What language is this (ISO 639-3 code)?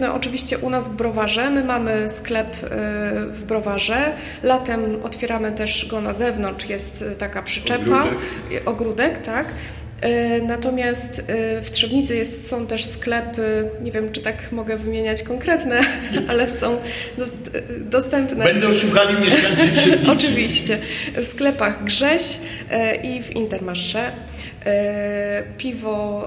pol